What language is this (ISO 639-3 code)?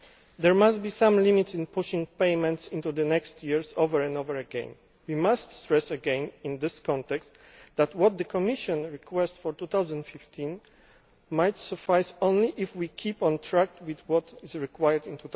eng